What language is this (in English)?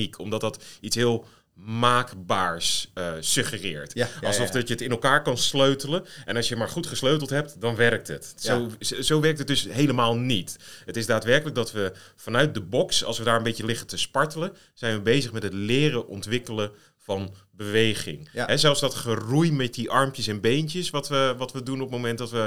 Dutch